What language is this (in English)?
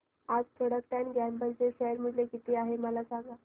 Marathi